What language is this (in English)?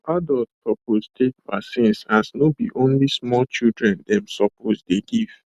Nigerian Pidgin